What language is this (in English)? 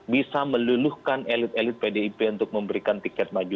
Indonesian